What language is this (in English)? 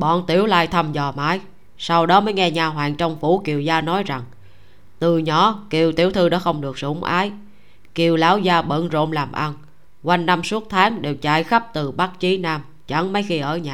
Vietnamese